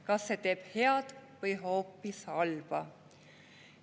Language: Estonian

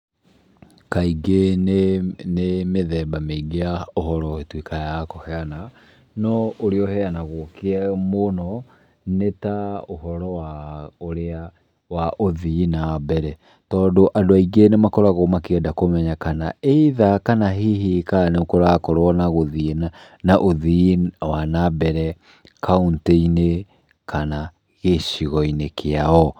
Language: Kikuyu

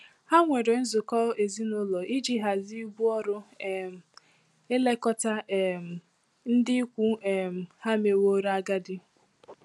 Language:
Igbo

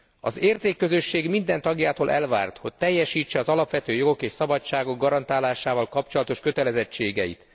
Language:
Hungarian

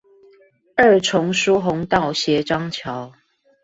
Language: Chinese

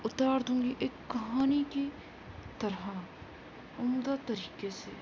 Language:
Urdu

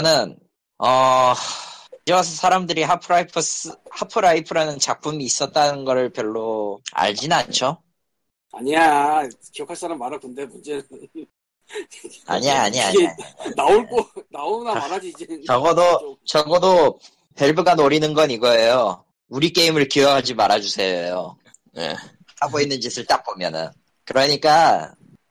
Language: Korean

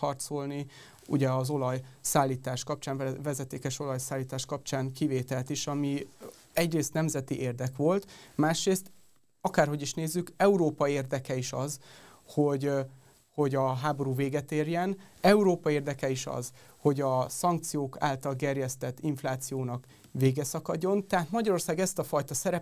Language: Hungarian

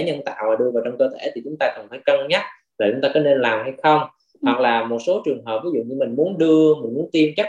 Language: Vietnamese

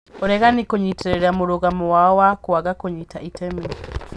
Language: Kikuyu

